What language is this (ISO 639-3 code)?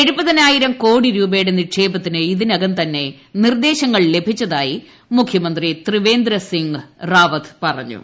mal